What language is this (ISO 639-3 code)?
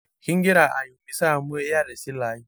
mas